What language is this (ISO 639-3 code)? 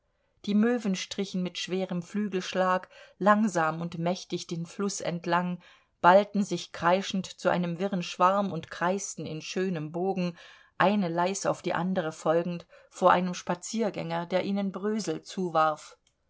deu